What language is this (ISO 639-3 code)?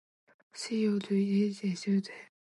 zho